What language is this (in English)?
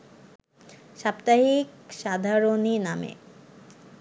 Bangla